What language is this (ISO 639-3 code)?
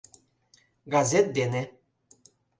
chm